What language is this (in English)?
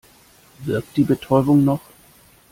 German